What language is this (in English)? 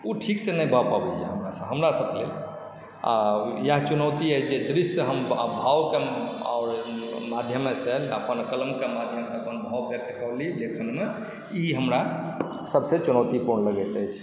Maithili